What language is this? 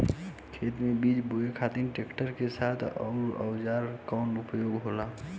Bhojpuri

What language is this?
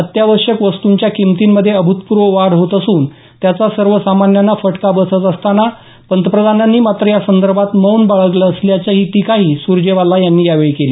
Marathi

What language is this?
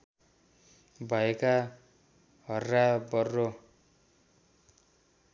Nepali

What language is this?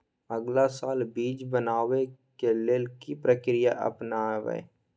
Maithili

